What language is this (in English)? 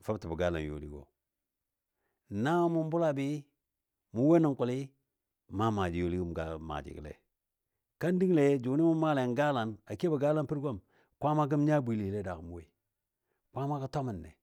Dadiya